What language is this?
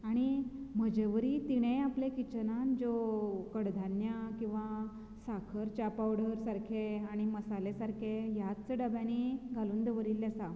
Konkani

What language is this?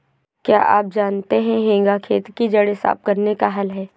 Hindi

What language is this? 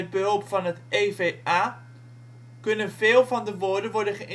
Dutch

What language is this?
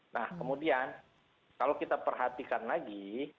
Indonesian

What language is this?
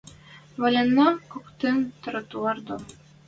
Western Mari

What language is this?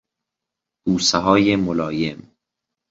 Persian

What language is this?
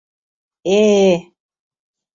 Mari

